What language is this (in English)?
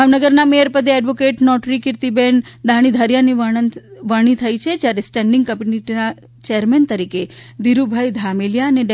Gujarati